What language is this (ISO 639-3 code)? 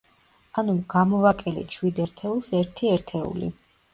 kat